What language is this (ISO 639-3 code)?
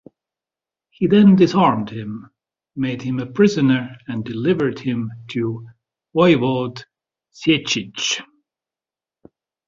eng